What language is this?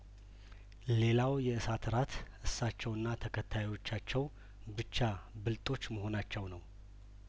Amharic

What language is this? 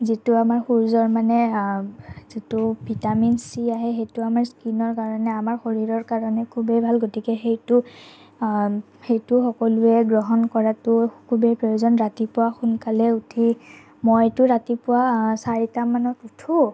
Assamese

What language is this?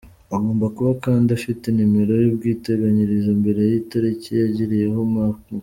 Kinyarwanda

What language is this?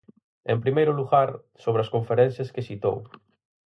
Galician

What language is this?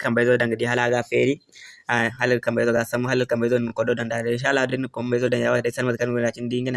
Indonesian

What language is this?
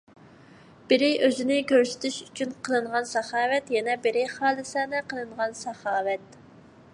Uyghur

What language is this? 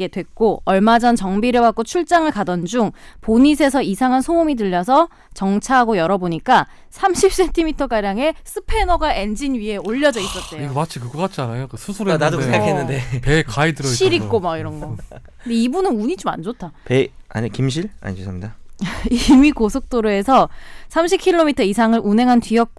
Korean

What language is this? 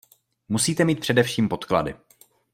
Czech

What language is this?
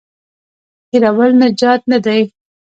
Pashto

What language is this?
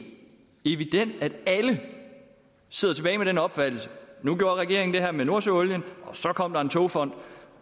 Danish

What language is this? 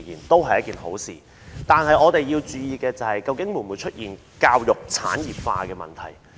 Cantonese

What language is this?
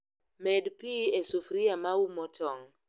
Luo (Kenya and Tanzania)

